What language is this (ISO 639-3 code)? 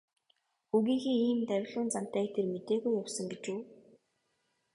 mon